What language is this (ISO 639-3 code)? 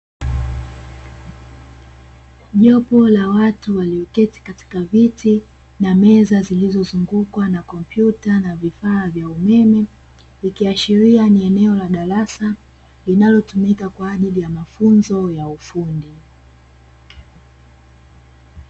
swa